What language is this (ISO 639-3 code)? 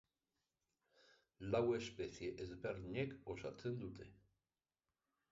eus